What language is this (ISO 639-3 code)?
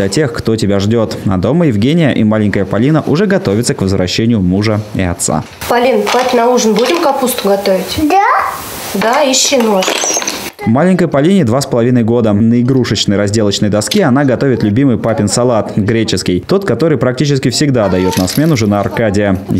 rus